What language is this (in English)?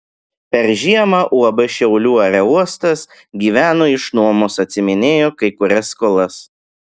Lithuanian